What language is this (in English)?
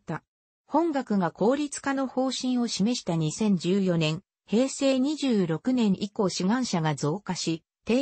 Japanese